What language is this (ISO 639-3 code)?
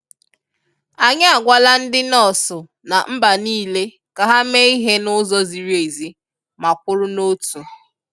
ibo